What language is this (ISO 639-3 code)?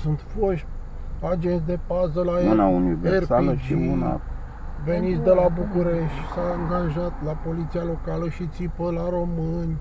ron